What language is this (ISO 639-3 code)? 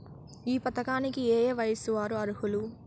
tel